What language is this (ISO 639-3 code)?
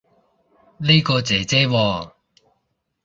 yue